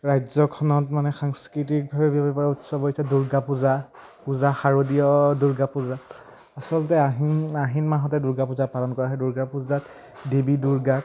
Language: Assamese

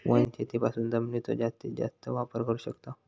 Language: Marathi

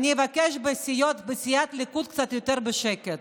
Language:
Hebrew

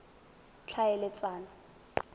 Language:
Tswana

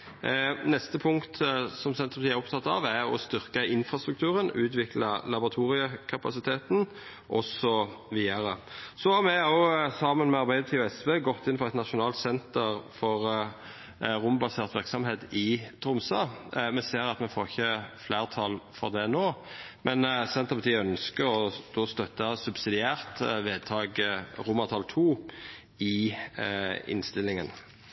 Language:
Norwegian Nynorsk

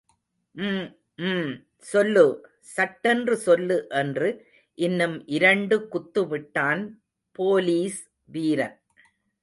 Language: Tamil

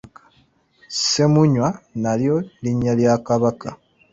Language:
Ganda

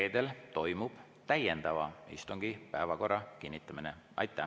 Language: Estonian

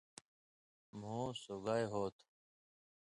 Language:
Indus Kohistani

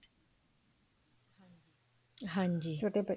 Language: Punjabi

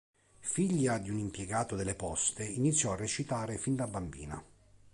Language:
Italian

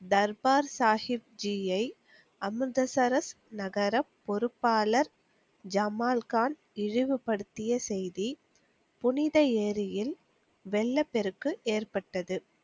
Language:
Tamil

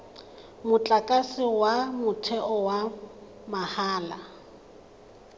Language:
Tswana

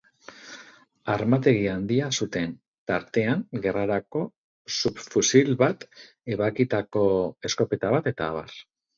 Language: Basque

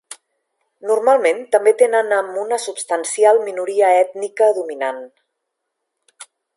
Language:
Catalan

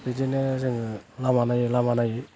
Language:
Bodo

